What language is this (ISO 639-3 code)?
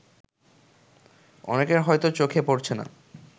ben